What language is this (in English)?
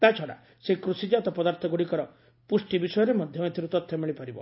Odia